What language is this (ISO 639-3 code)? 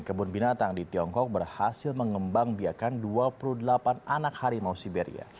ind